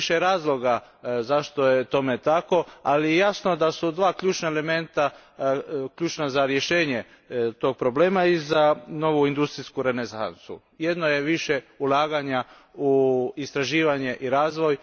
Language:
Croatian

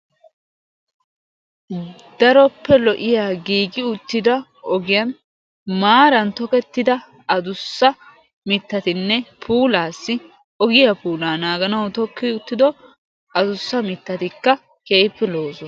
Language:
Wolaytta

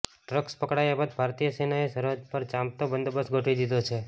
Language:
Gujarati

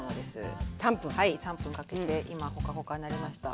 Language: Japanese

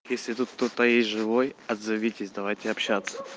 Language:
Russian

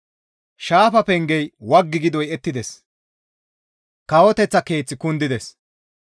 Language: Gamo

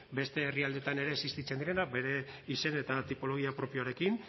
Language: Basque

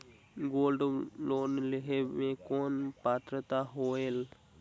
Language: Chhattisgarhi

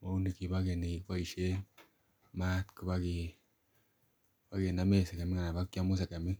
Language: Kalenjin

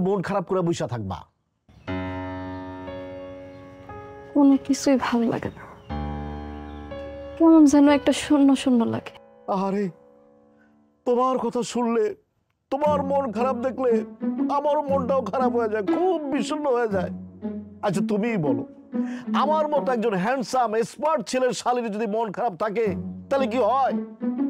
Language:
Bangla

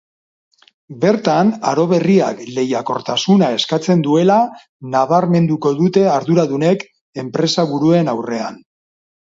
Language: Basque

